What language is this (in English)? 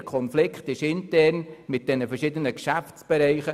Swiss German